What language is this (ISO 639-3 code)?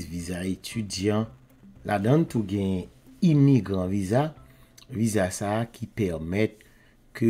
fra